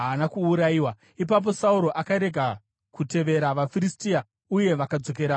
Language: Shona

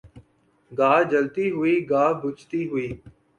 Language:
Urdu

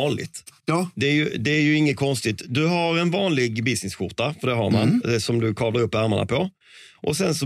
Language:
Swedish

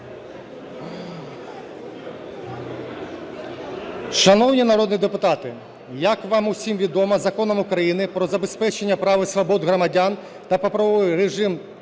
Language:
Ukrainian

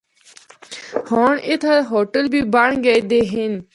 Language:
Northern Hindko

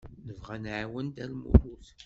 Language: Kabyle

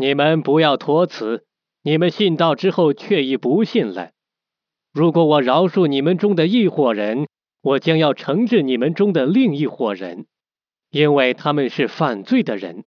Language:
Chinese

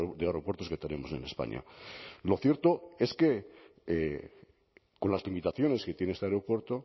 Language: Spanish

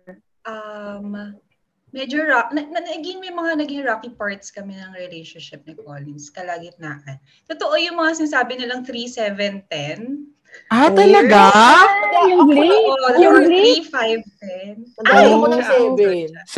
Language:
Filipino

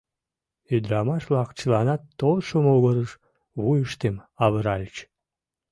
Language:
Mari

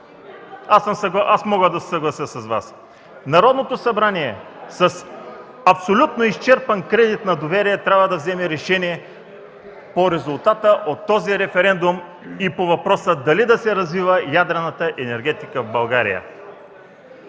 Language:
Bulgarian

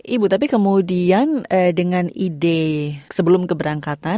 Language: Indonesian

